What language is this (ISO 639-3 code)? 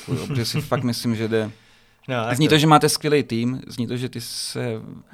ces